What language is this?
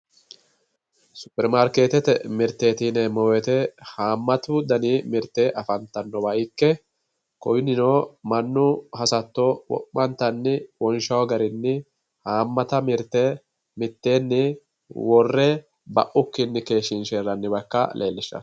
Sidamo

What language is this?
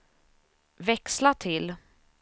Swedish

